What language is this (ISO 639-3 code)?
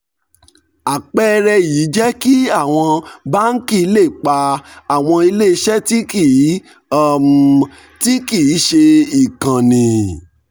yor